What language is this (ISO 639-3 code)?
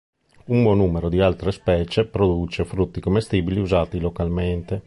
ita